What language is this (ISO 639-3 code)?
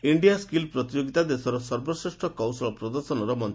ori